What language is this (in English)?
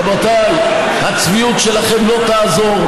Hebrew